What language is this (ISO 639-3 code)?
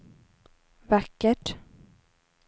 swe